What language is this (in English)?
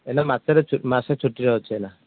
Odia